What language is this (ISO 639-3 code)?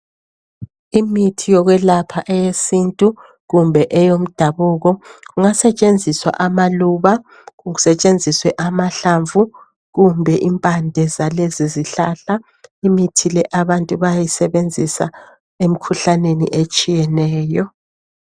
nde